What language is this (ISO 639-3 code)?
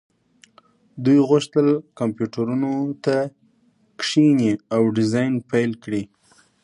pus